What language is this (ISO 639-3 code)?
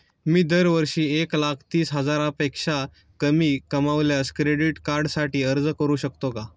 mar